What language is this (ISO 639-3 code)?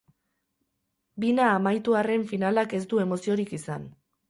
eus